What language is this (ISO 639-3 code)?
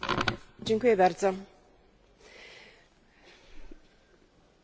pol